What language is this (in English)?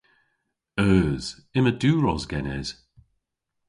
Cornish